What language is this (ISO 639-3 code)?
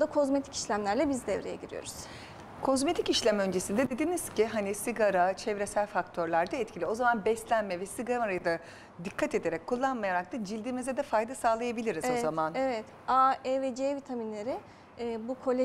tur